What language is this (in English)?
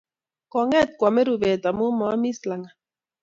Kalenjin